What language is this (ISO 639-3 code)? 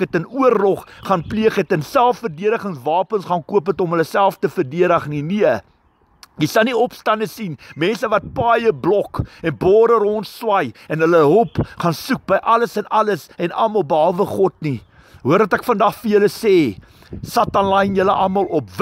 nld